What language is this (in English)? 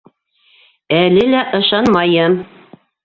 Bashkir